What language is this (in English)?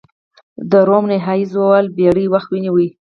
Pashto